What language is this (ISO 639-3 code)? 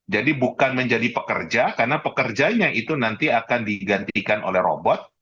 ind